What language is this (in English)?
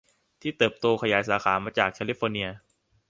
Thai